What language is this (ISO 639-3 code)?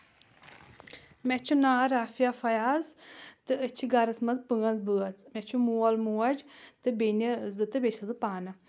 kas